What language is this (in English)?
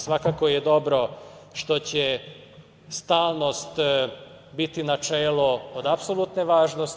Serbian